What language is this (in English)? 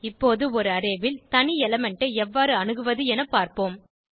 Tamil